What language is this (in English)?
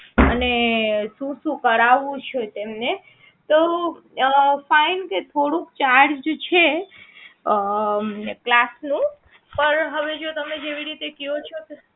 Gujarati